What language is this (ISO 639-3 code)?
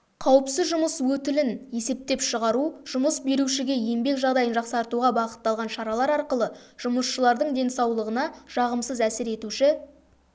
kaz